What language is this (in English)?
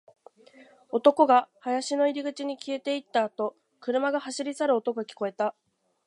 Japanese